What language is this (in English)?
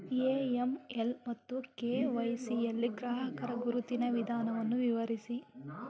Kannada